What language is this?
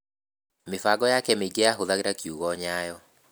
Kikuyu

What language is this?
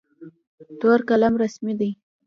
Pashto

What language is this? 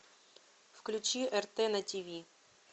Russian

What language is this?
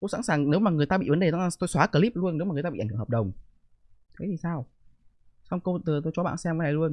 Vietnamese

